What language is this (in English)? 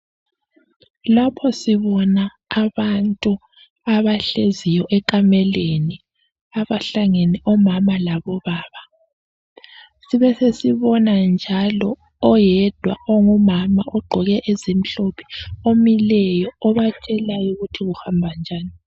North Ndebele